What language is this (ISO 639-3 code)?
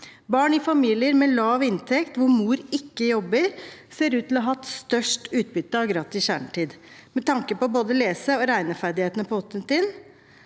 nor